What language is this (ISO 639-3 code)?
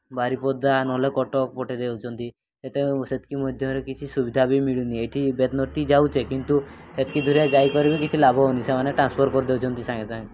ori